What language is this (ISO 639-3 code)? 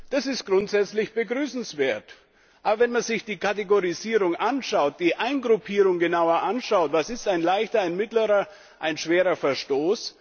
deu